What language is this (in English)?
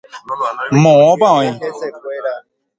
Guarani